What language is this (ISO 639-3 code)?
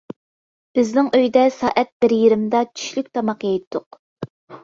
uig